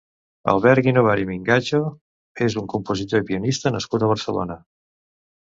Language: Catalan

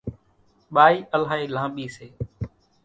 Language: Kachi Koli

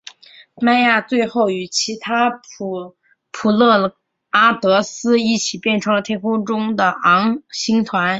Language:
Chinese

